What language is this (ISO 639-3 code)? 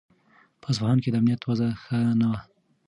pus